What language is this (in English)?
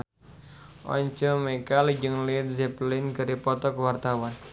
Sundanese